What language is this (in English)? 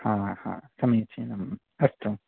Sanskrit